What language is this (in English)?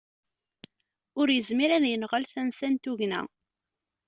Kabyle